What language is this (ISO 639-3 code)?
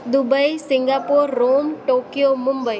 snd